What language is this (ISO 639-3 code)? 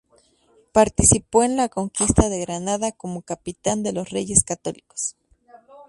spa